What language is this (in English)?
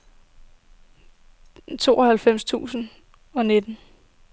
Danish